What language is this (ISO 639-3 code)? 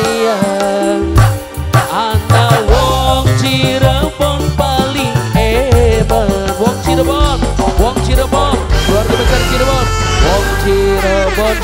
ind